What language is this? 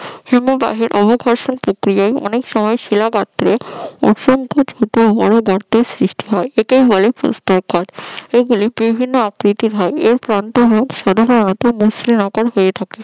Bangla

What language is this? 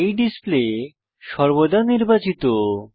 Bangla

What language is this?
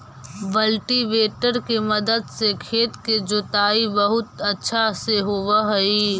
Magahi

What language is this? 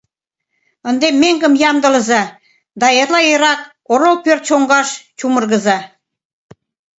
Mari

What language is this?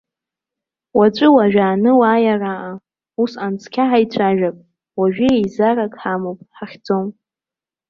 Abkhazian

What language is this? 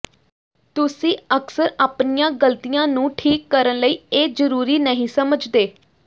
Punjabi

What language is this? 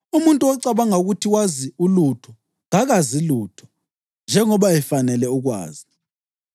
North Ndebele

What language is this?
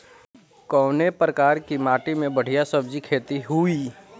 Bhojpuri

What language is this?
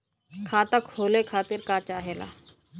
Bhojpuri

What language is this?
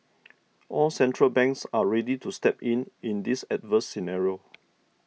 English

